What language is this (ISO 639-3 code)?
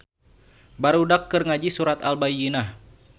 sun